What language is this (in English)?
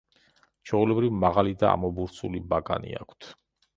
Georgian